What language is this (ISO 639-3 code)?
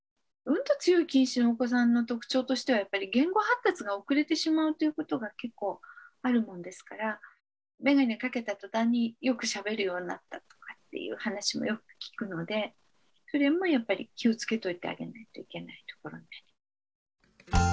jpn